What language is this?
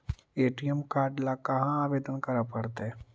Magahi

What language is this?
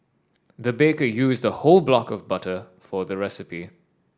English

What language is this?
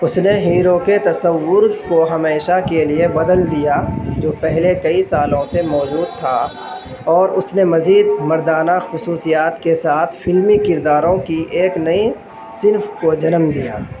Urdu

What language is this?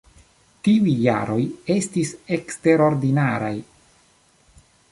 Esperanto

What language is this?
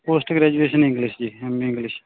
Punjabi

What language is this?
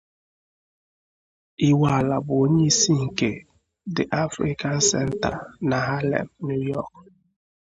Igbo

